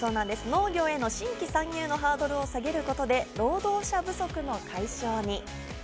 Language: Japanese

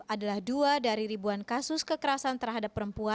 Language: Indonesian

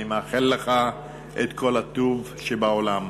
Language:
Hebrew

